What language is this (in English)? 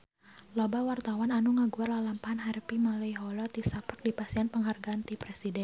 Sundanese